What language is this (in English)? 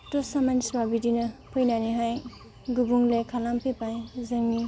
Bodo